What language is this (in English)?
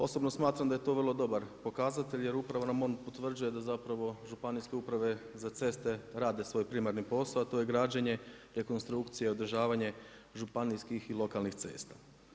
Croatian